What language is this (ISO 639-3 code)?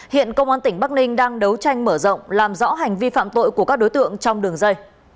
vie